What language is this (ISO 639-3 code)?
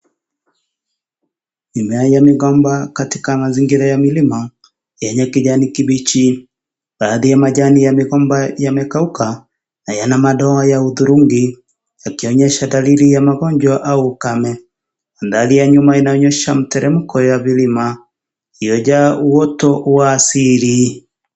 swa